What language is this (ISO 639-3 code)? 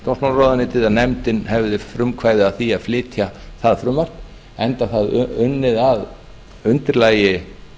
isl